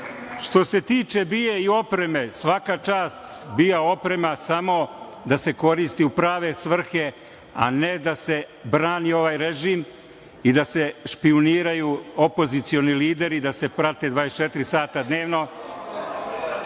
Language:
Serbian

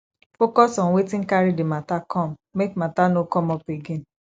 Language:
Nigerian Pidgin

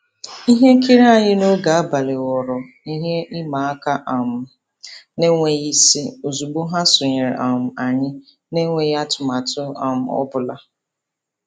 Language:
Igbo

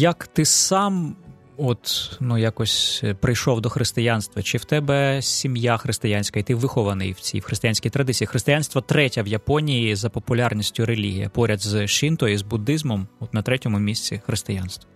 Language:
Ukrainian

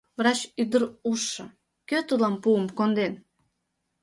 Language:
Mari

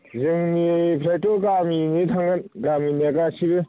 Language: Bodo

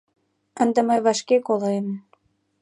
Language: Mari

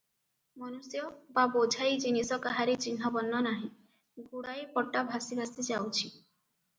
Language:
Odia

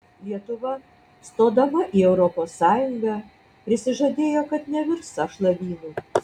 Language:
Lithuanian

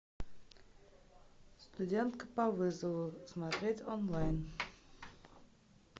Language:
Russian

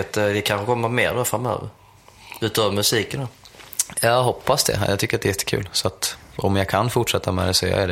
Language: Swedish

